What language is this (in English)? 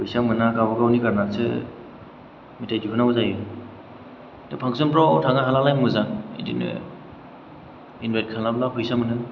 Bodo